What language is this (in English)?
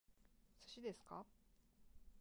Japanese